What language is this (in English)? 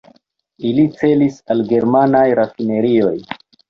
Esperanto